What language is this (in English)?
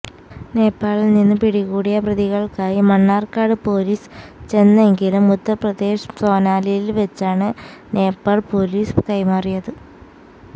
Malayalam